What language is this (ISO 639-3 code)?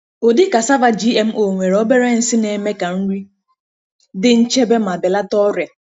ibo